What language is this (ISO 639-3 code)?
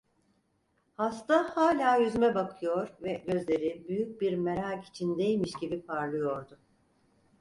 tur